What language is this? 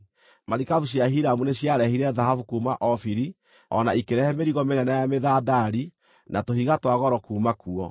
Kikuyu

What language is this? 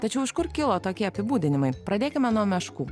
Lithuanian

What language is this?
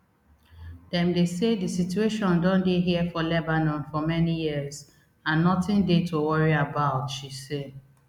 Nigerian Pidgin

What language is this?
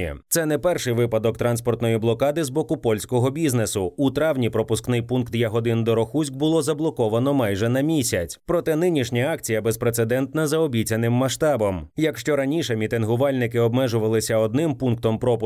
Ukrainian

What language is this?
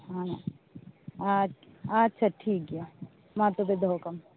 Santali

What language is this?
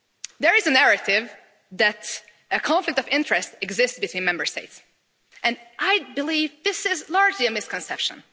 English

